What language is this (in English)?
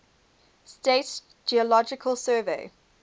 English